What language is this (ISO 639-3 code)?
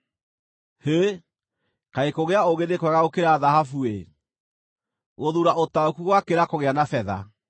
kik